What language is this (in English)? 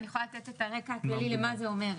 Hebrew